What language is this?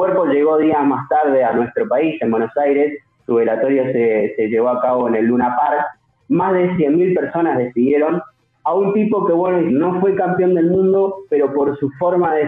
Spanish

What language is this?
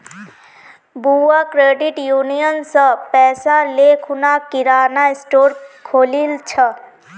Magahi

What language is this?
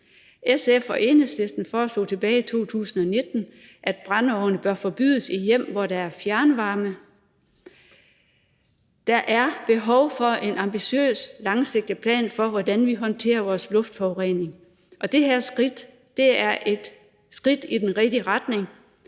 Danish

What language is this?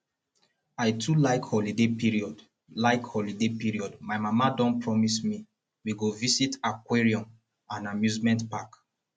Nigerian Pidgin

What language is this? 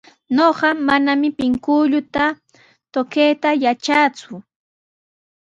Sihuas Ancash Quechua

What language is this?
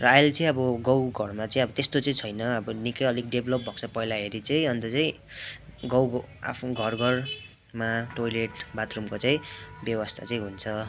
Nepali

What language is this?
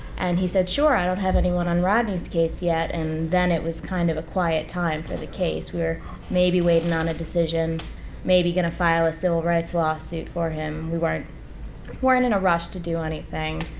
English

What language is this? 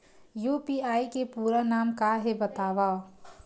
Chhattisgarhi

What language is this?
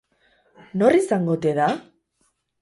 Basque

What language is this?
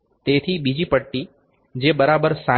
Gujarati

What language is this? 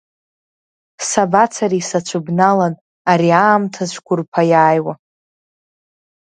Abkhazian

